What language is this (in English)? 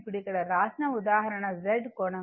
Telugu